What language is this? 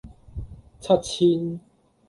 Cantonese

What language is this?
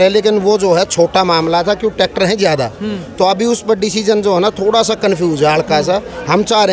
Hindi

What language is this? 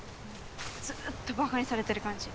Japanese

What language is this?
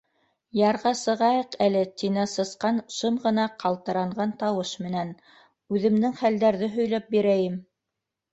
Bashkir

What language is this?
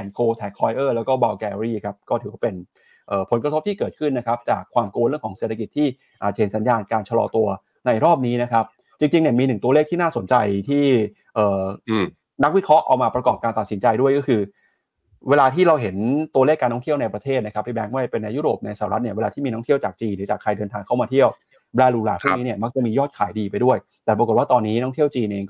Thai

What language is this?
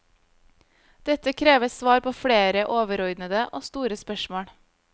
Norwegian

